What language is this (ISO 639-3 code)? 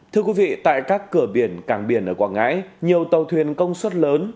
vie